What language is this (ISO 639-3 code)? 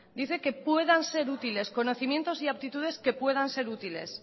spa